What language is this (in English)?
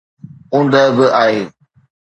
Sindhi